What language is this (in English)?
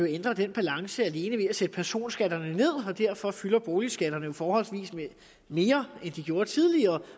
Danish